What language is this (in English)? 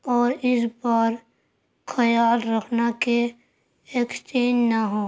Urdu